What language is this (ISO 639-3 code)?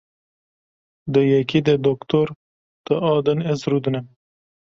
kur